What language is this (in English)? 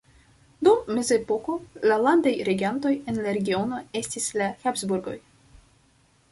Esperanto